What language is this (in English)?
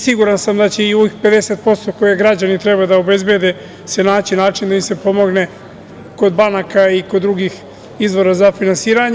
Serbian